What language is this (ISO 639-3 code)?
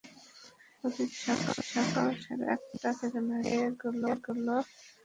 ben